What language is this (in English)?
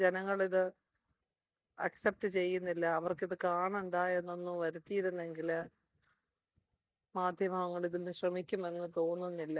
Malayalam